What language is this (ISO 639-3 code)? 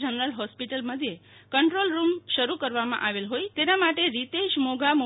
guj